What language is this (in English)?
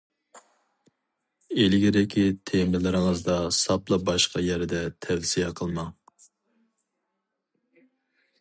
Uyghur